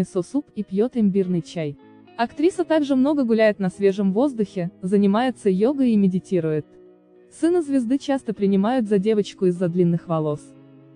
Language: Russian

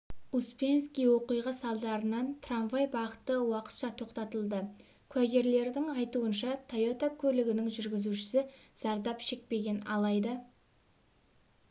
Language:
Kazakh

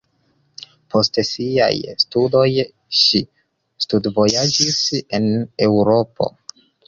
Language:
Esperanto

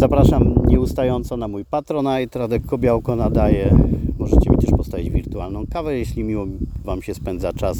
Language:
Polish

